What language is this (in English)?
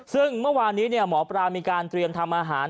Thai